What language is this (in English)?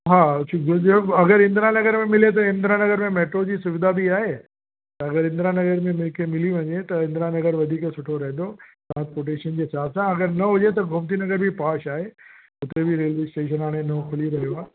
Sindhi